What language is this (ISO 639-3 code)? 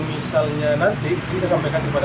ind